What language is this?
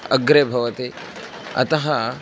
Sanskrit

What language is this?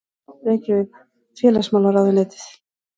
Icelandic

